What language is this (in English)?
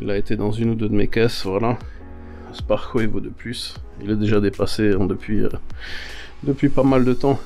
French